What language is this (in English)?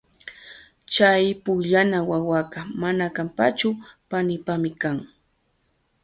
Loja Highland Quichua